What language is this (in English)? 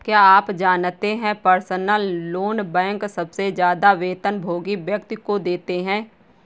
Hindi